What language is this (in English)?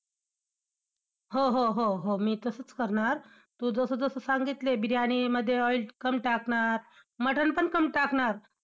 Marathi